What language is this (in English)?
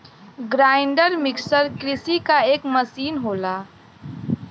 Bhojpuri